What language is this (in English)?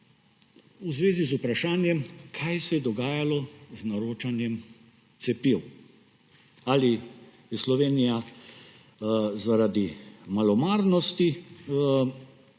Slovenian